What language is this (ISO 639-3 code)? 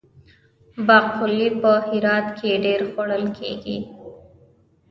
pus